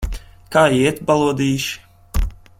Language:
Latvian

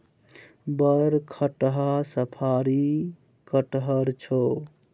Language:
Maithili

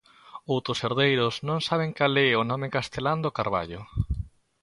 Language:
Galician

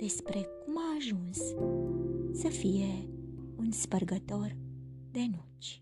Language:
Romanian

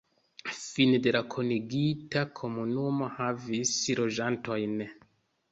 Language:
Esperanto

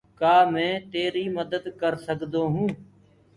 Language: Gurgula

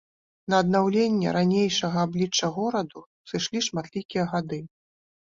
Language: Belarusian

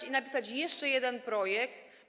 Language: Polish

